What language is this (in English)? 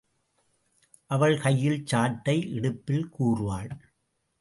Tamil